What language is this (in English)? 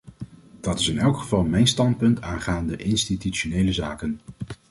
Dutch